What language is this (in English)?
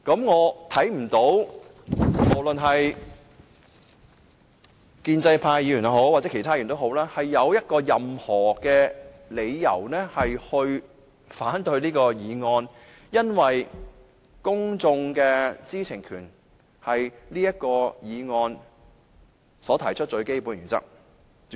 Cantonese